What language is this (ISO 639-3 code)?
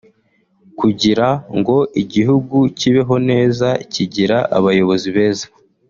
kin